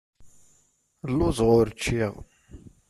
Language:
Kabyle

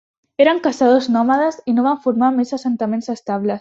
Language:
Catalan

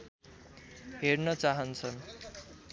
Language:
Nepali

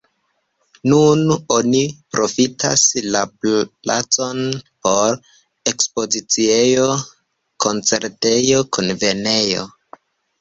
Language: Esperanto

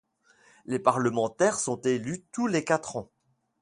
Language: French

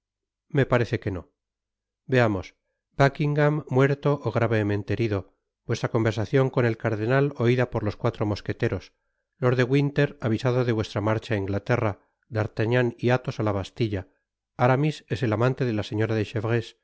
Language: Spanish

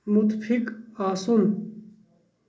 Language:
Kashmiri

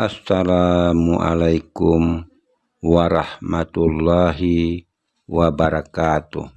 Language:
Indonesian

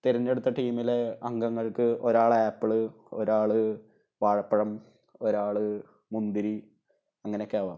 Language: Malayalam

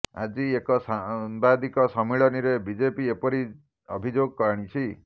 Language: Odia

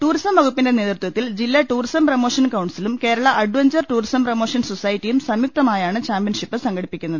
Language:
Malayalam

